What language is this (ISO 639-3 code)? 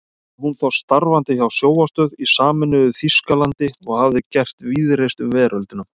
isl